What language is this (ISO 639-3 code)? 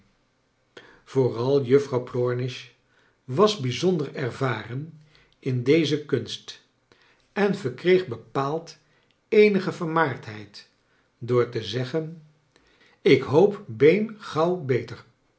nld